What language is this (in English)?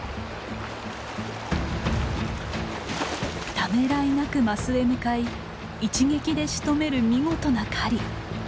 Japanese